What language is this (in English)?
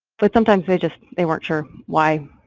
English